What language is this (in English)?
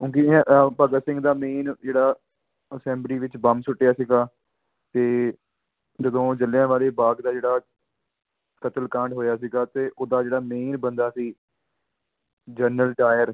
Punjabi